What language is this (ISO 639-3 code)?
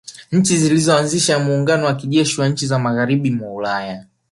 swa